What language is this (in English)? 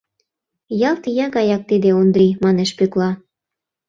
Mari